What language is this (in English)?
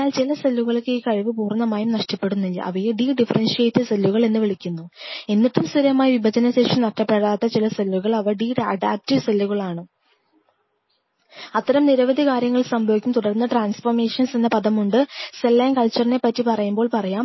Malayalam